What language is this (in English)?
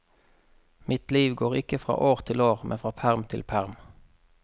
Norwegian